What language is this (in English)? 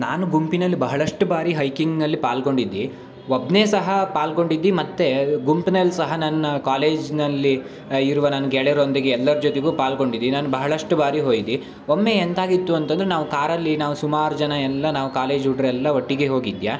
Kannada